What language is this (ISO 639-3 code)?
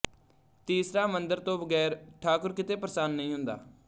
pan